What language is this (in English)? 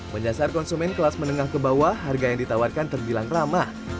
Indonesian